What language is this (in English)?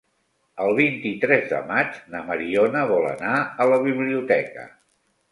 Catalan